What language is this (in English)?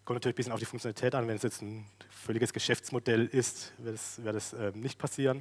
German